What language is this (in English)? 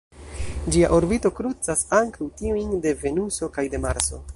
Esperanto